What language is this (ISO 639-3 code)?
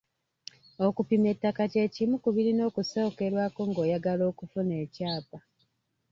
lug